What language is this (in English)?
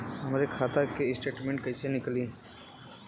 Bhojpuri